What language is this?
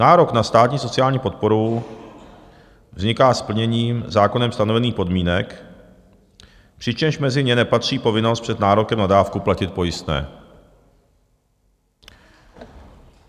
Czech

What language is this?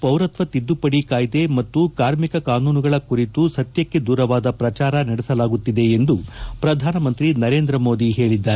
Kannada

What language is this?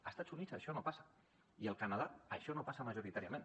Catalan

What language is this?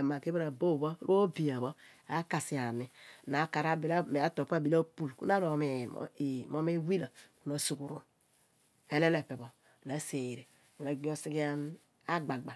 Abua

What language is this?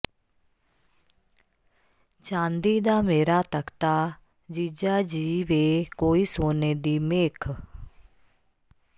Punjabi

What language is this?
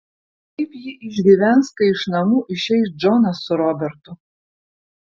Lithuanian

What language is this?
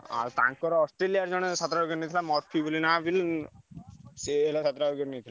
Odia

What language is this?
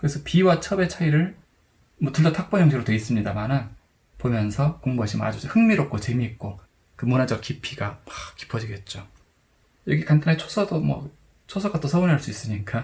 Korean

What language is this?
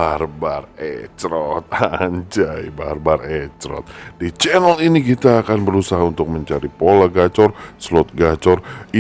Indonesian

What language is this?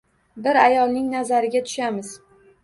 Uzbek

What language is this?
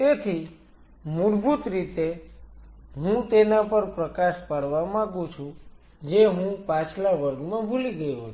Gujarati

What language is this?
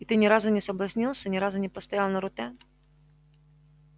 Russian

